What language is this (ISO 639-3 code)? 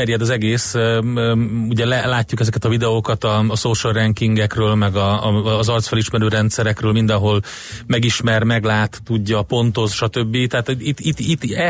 hun